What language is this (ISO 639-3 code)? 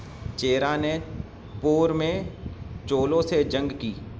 urd